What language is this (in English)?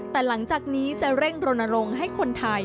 Thai